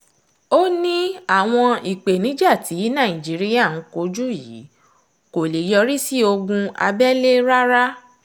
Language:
Yoruba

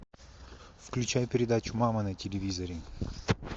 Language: Russian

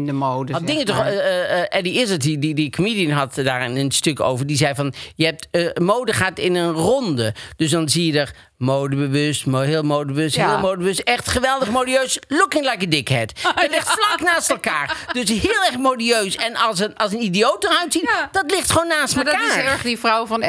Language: Dutch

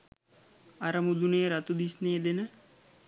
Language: Sinhala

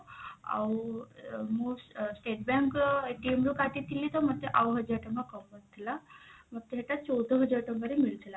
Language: Odia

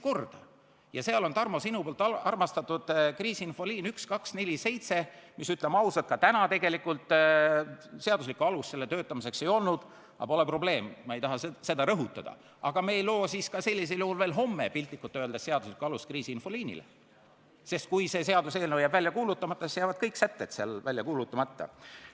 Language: Estonian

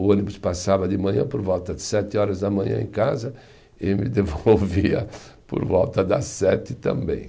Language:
Portuguese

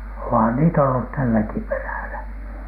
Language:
Finnish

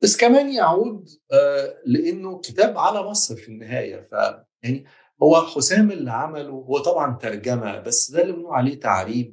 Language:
Arabic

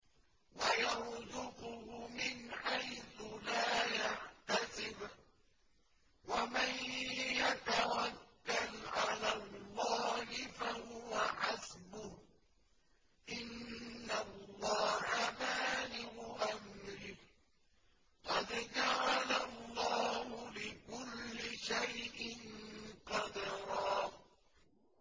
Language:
Arabic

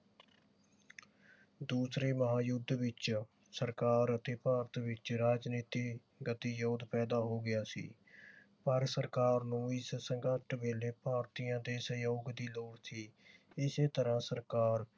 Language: Punjabi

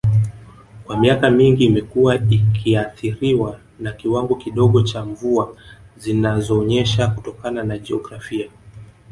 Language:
Swahili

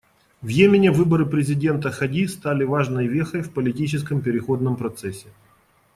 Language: Russian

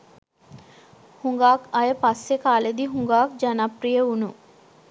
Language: Sinhala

